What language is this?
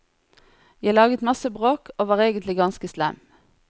Norwegian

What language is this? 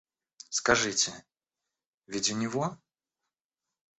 Russian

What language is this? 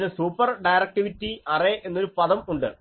Malayalam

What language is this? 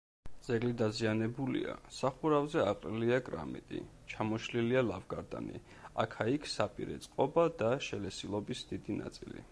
Georgian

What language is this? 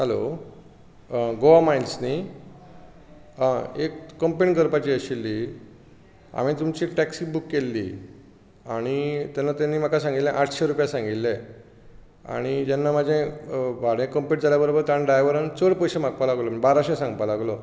Konkani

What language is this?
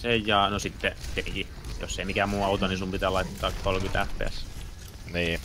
Finnish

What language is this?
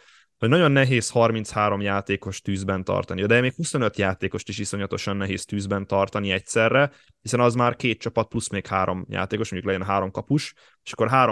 Hungarian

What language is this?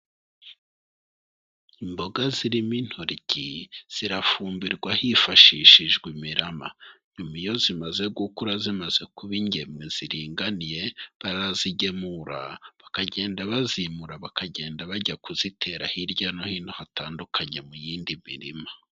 Kinyarwanda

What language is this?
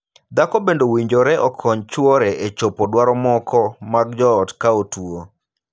Luo (Kenya and Tanzania)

